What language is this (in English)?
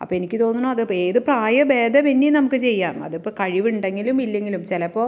Malayalam